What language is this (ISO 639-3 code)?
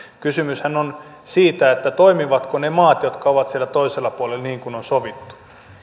fin